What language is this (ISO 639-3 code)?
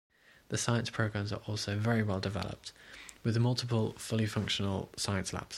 eng